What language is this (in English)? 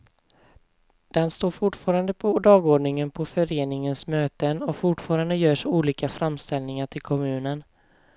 Swedish